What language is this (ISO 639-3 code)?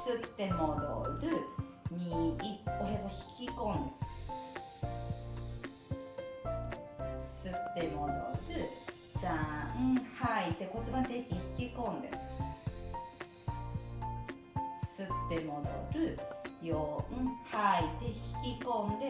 jpn